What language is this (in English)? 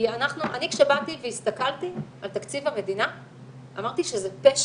Hebrew